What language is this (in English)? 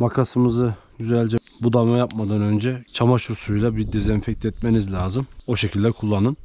Turkish